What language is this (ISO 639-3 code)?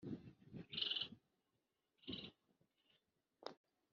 kin